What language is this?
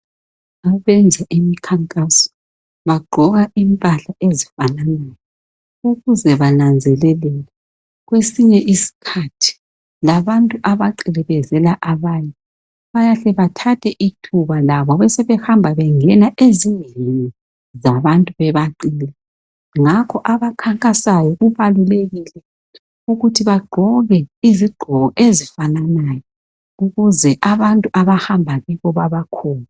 North Ndebele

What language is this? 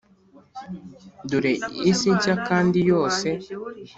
Kinyarwanda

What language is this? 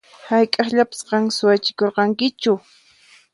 Puno Quechua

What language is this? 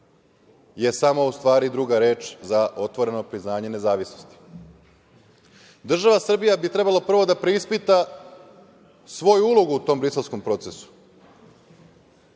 Serbian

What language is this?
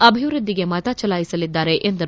Kannada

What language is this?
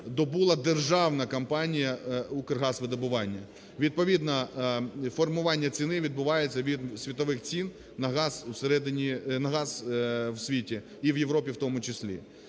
Ukrainian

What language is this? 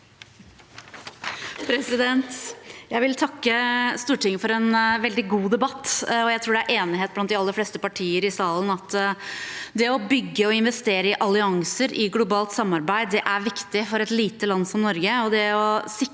Norwegian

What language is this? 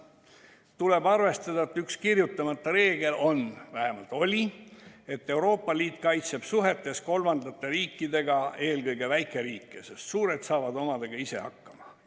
Estonian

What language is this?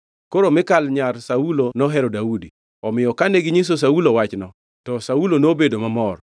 Luo (Kenya and Tanzania)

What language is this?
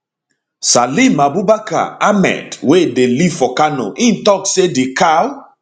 Nigerian Pidgin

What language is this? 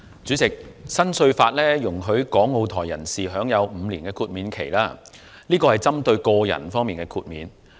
Cantonese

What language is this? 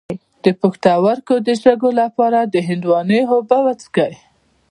Pashto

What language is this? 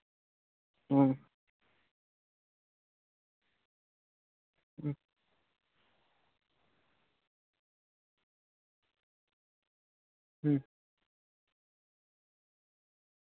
Santali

